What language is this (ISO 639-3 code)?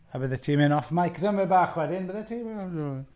cym